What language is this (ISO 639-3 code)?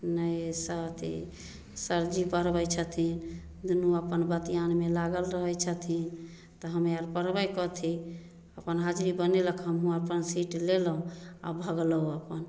mai